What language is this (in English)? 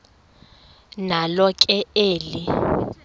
Xhosa